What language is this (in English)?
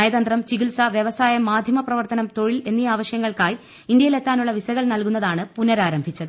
Malayalam